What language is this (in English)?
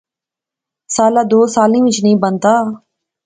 Pahari-Potwari